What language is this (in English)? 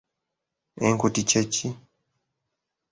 Ganda